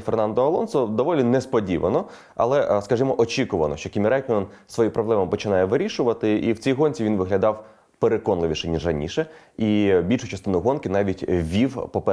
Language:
Ukrainian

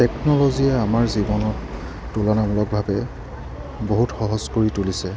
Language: Assamese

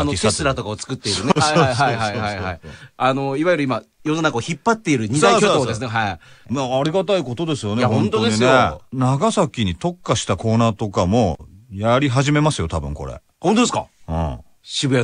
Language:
Japanese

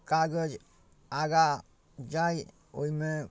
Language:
Maithili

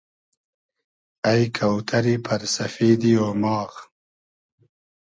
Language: Hazaragi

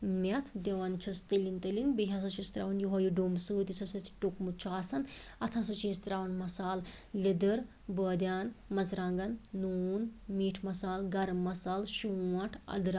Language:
Kashmiri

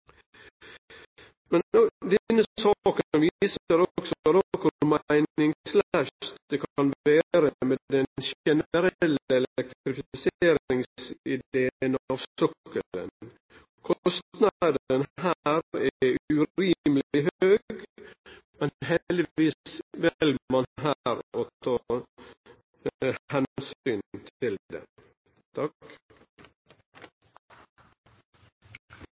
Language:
Norwegian Bokmål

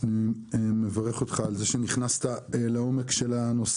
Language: Hebrew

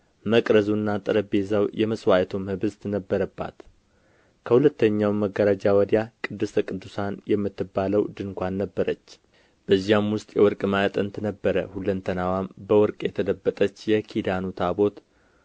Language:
Amharic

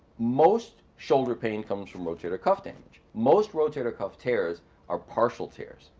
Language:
English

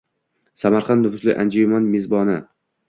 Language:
Uzbek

